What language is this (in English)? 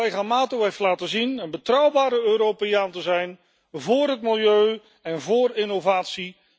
Dutch